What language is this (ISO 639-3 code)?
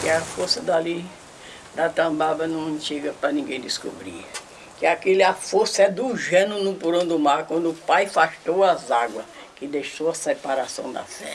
por